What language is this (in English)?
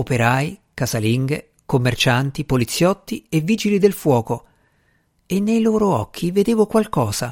Italian